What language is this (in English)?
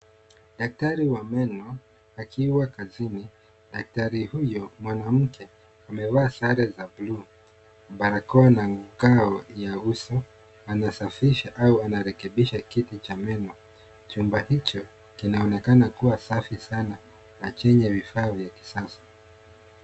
Swahili